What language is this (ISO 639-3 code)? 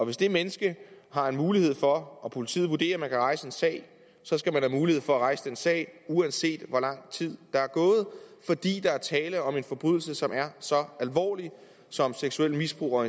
dan